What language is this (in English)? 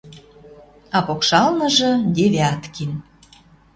Western Mari